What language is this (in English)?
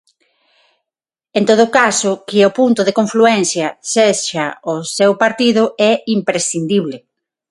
Galician